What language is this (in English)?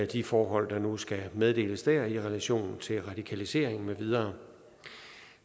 Danish